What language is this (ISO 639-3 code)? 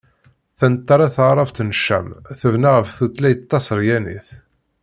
kab